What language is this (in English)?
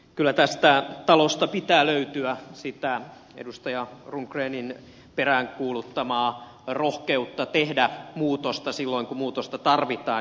Finnish